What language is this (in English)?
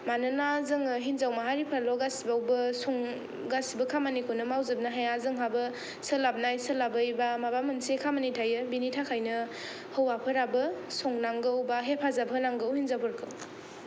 Bodo